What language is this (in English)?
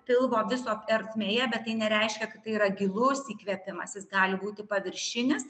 Lithuanian